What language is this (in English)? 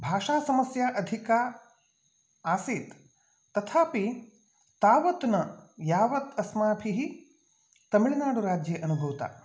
Sanskrit